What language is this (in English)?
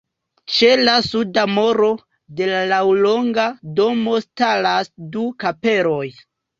Esperanto